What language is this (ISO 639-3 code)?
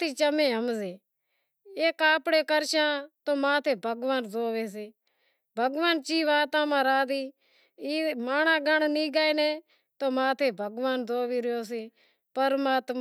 kxp